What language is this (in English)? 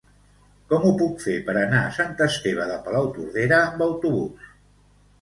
Catalan